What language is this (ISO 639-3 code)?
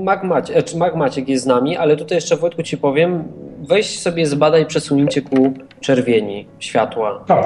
pol